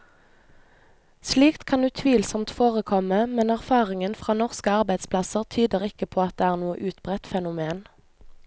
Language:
Norwegian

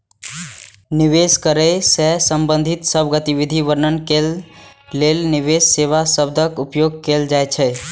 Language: Maithili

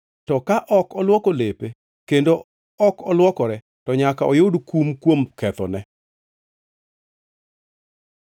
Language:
Luo (Kenya and Tanzania)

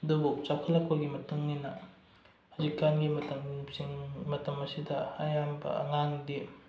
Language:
Manipuri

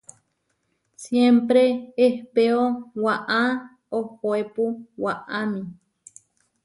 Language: Huarijio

